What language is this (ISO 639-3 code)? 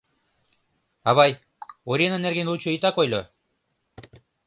chm